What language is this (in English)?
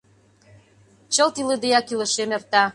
Mari